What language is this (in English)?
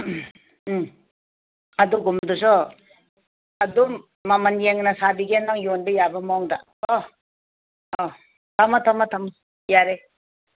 Manipuri